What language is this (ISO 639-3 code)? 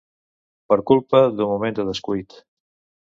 cat